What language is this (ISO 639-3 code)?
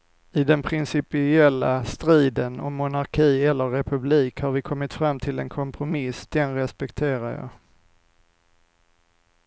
swe